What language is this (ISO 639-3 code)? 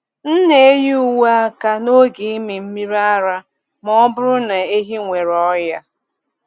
ibo